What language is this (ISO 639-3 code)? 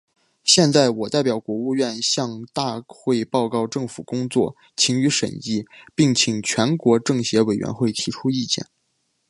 zho